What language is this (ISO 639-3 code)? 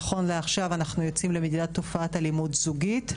heb